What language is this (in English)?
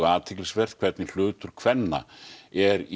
Icelandic